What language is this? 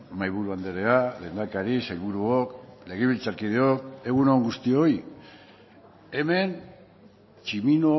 Basque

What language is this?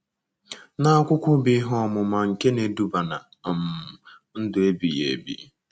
Igbo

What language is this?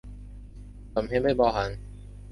Chinese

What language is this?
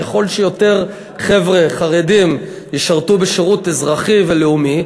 Hebrew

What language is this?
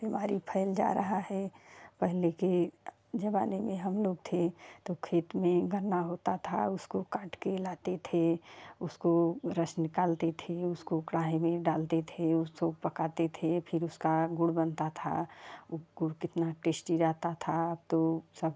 Hindi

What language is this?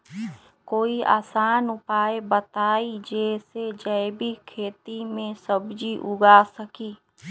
Magahi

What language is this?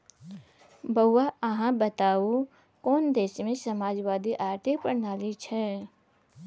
Maithili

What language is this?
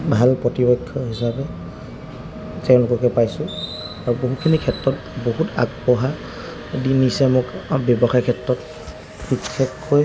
Assamese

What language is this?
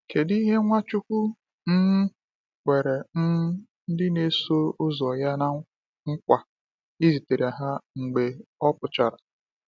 Igbo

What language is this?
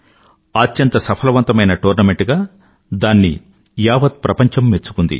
Telugu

